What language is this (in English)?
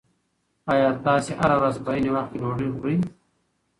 Pashto